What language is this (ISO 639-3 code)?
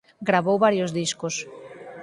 glg